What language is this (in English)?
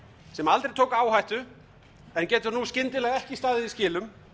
Icelandic